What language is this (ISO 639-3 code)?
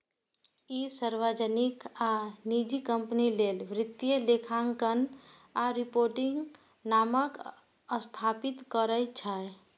mai